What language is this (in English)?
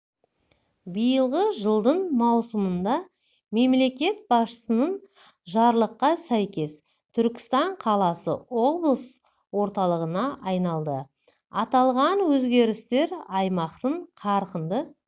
Kazakh